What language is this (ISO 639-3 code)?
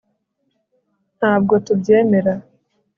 kin